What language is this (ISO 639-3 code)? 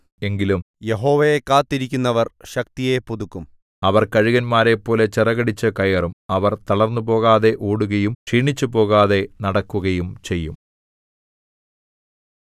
mal